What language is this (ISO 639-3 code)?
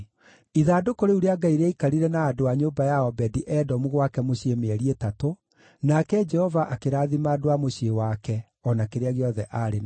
kik